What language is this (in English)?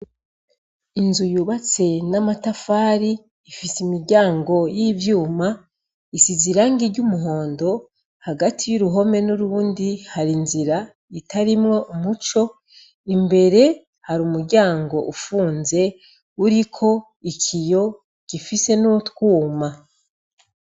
Rundi